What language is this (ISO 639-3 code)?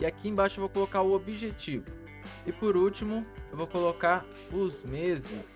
por